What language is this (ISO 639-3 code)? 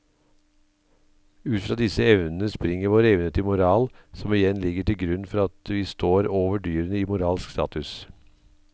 nor